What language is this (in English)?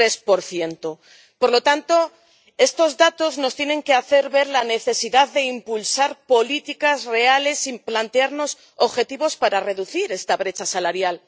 Spanish